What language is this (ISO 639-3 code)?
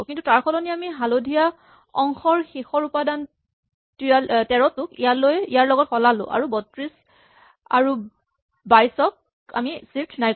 asm